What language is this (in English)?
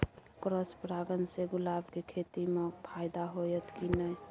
Maithili